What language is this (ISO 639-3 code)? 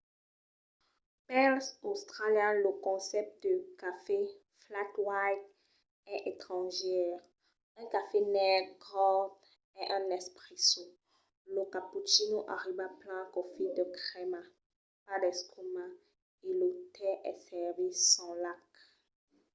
oci